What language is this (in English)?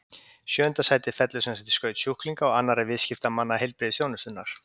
Icelandic